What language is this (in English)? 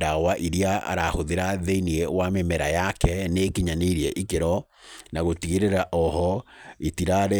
Kikuyu